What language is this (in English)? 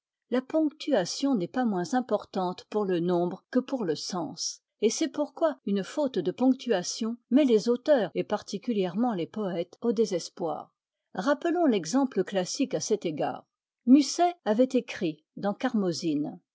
French